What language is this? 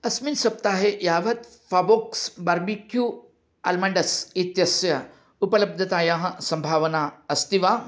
Sanskrit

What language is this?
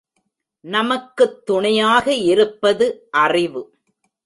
Tamil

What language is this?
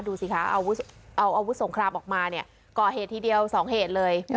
Thai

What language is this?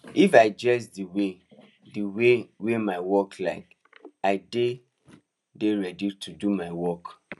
Nigerian Pidgin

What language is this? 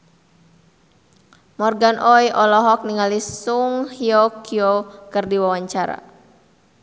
Sundanese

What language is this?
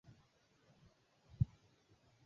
Swahili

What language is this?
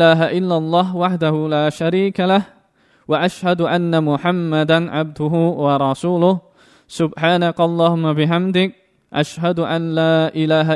Vietnamese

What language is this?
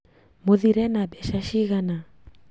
Kikuyu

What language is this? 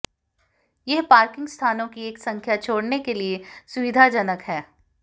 Hindi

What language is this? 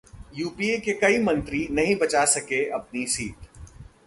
Hindi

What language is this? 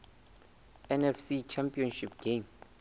Southern Sotho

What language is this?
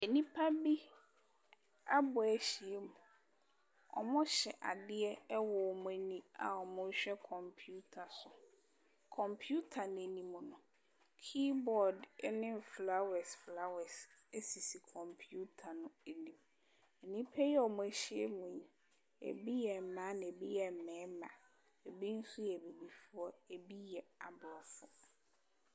Akan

